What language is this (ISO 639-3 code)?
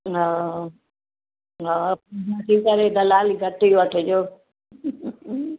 snd